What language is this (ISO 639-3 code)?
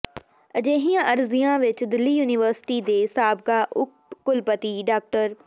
pan